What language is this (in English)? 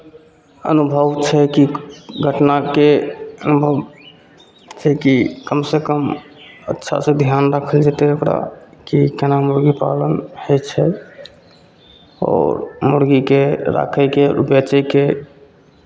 Maithili